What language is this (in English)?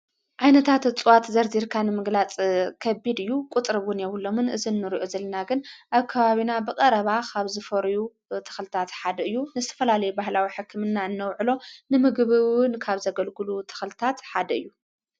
Tigrinya